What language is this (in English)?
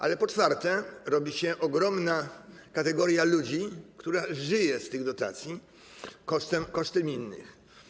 Polish